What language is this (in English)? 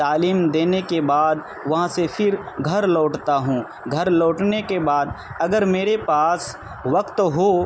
Urdu